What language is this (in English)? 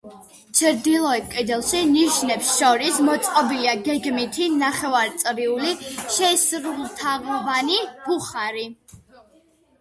Georgian